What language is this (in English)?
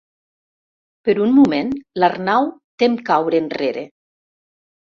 Catalan